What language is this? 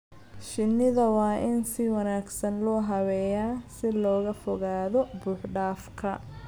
Somali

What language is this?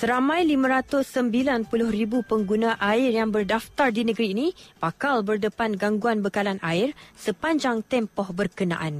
Malay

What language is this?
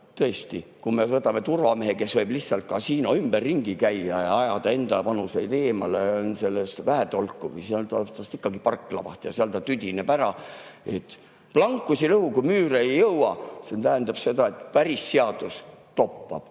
Estonian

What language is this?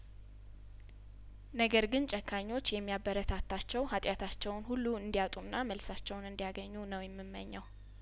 Amharic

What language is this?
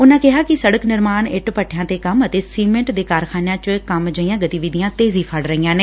Punjabi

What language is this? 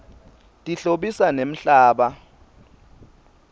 Swati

